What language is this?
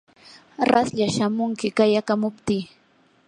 Yanahuanca Pasco Quechua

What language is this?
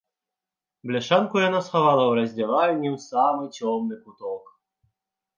Belarusian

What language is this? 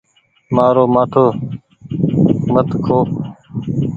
Goaria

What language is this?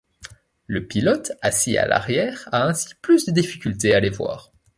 French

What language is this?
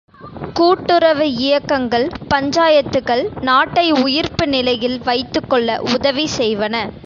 Tamil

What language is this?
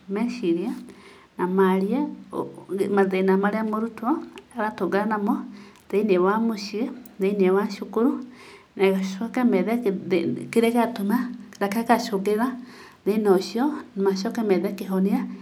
Kikuyu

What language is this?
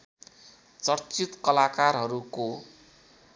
Nepali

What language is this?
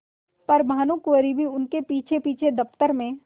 Hindi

